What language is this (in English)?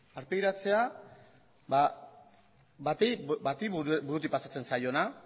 Basque